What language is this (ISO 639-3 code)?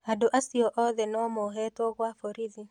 kik